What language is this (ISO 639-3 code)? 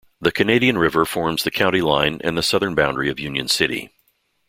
eng